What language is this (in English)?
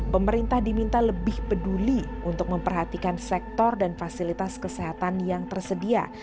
Indonesian